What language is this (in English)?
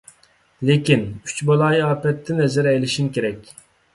Uyghur